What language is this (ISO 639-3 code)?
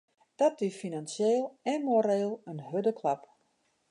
fry